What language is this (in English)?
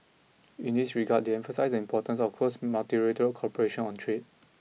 English